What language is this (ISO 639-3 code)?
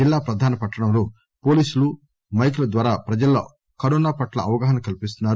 tel